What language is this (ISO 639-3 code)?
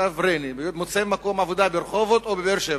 heb